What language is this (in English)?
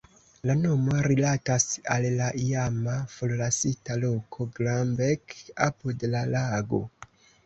Esperanto